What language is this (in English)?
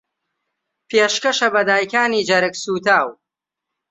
Central Kurdish